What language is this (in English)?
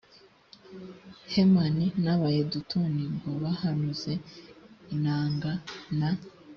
Kinyarwanda